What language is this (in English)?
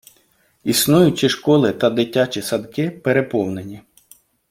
Ukrainian